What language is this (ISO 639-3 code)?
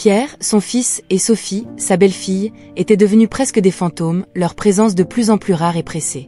fra